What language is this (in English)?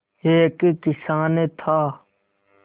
Hindi